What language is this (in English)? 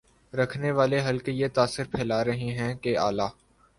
Urdu